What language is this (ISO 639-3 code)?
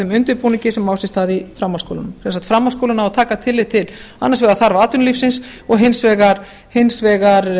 isl